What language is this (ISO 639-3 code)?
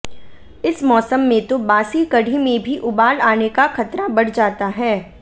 hin